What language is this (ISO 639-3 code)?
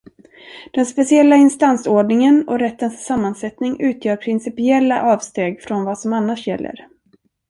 swe